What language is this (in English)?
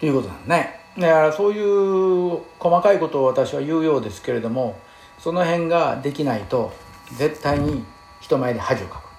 Japanese